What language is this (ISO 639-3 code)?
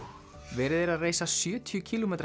isl